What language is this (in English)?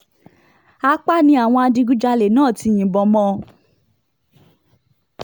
Yoruba